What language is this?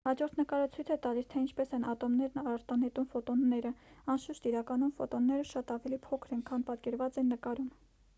Armenian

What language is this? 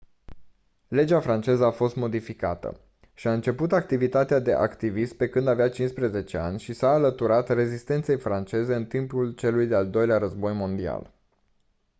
Romanian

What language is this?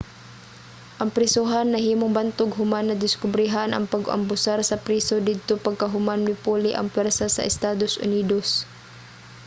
Cebuano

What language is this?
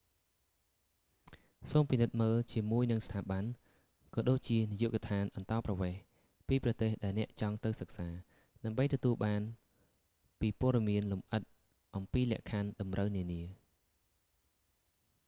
Khmer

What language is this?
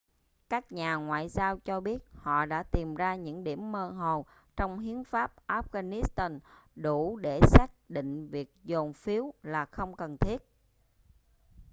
Vietnamese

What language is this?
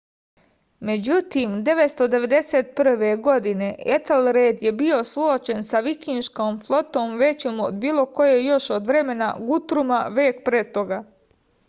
Serbian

